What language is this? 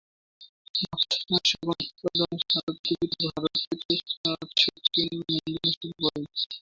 Bangla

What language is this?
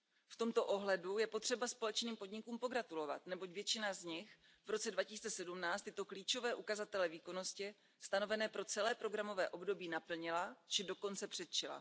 Czech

